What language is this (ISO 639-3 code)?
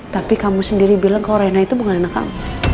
ind